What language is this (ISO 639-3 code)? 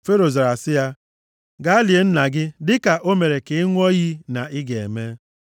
ibo